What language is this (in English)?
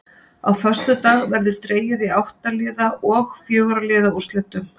Icelandic